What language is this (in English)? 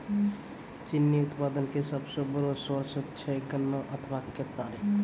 Maithili